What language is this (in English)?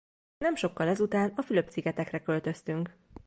Hungarian